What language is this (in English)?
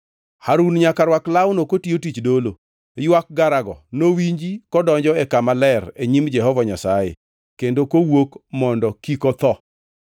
Luo (Kenya and Tanzania)